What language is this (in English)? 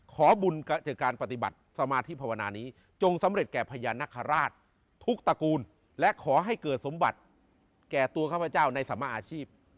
Thai